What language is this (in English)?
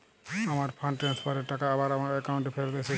Bangla